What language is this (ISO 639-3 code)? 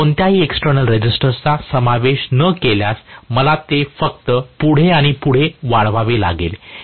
mar